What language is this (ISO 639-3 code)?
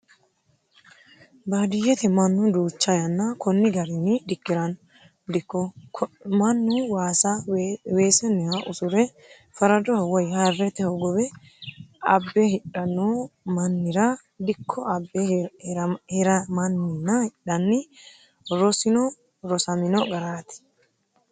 sid